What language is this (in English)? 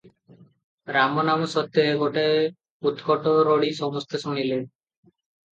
Odia